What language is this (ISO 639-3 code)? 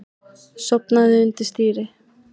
isl